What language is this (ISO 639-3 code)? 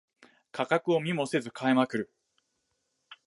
jpn